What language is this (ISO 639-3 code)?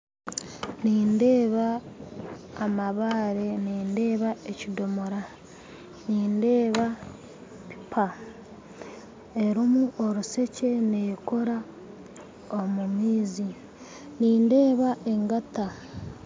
nyn